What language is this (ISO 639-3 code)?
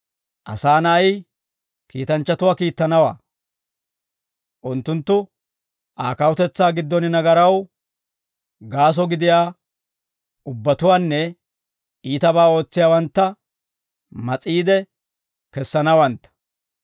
dwr